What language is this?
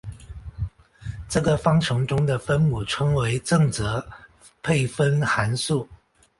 Chinese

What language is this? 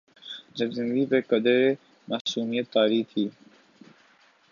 Urdu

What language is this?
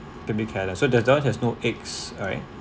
English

